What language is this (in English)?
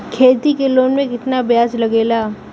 Bhojpuri